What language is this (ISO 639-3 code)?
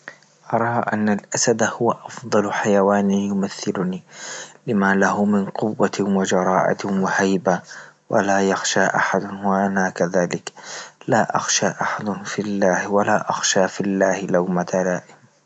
ayl